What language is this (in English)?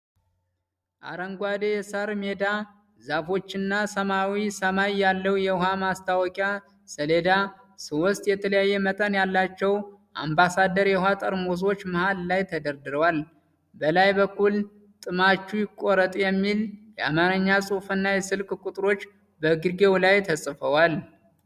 Amharic